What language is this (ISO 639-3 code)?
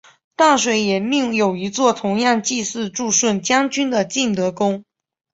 zho